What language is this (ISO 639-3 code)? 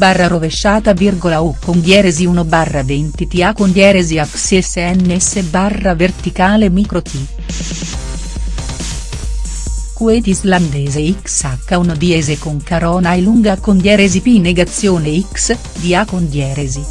ita